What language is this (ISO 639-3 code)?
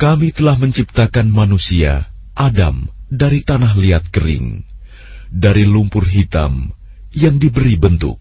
ind